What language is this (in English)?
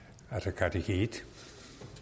Danish